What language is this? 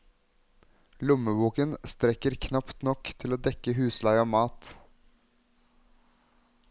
Norwegian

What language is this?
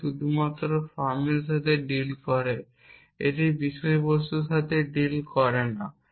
Bangla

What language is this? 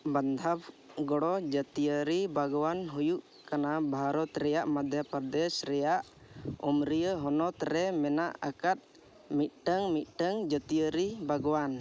Santali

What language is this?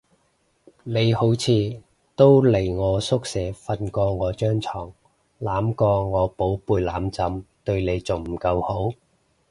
Cantonese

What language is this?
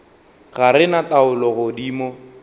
Northern Sotho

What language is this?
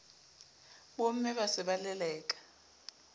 Southern Sotho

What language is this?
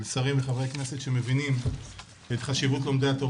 Hebrew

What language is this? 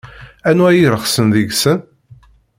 Kabyle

